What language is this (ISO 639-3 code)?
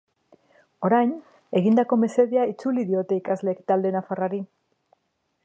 eus